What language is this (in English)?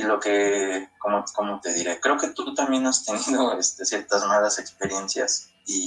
Spanish